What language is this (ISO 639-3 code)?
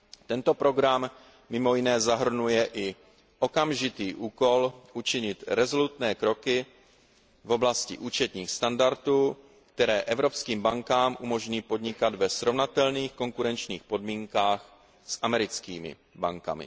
ces